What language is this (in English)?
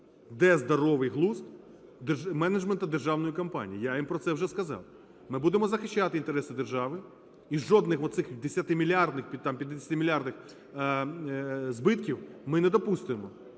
Ukrainian